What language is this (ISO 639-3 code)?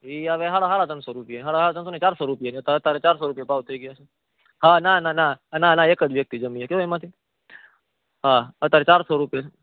guj